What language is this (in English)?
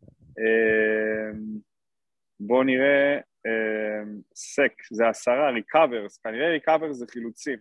Hebrew